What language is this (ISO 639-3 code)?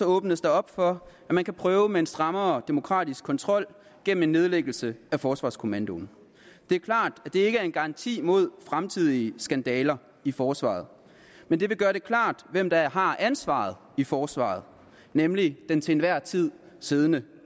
dan